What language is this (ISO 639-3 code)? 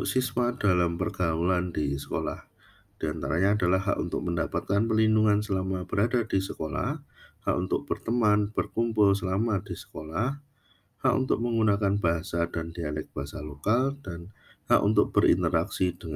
ind